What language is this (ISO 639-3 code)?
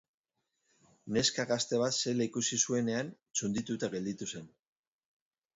eus